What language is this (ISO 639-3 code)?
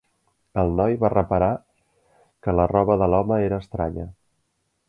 cat